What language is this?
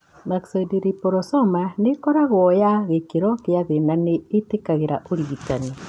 Kikuyu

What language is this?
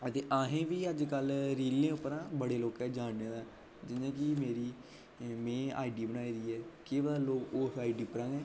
Dogri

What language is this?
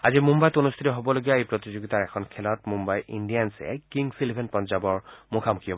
Assamese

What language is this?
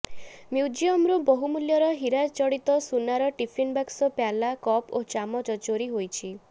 Odia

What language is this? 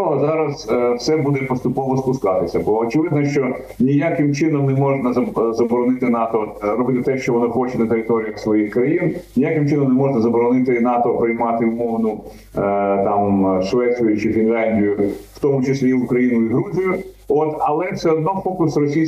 Ukrainian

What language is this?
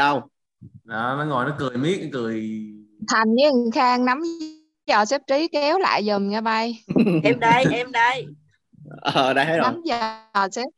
Vietnamese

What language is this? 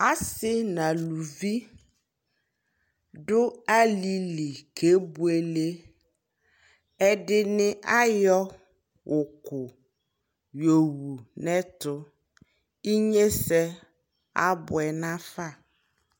Ikposo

